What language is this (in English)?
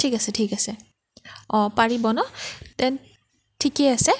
Assamese